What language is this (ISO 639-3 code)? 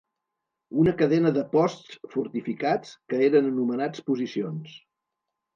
cat